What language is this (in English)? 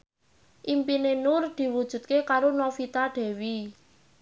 Javanese